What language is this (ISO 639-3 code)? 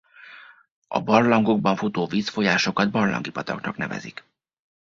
hun